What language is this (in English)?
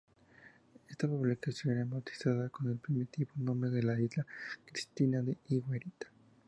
Spanish